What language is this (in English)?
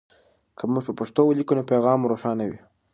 Pashto